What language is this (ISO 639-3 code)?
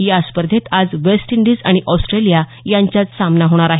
mar